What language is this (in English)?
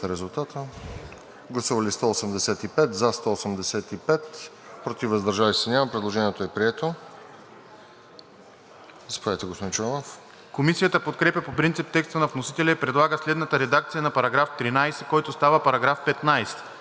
Bulgarian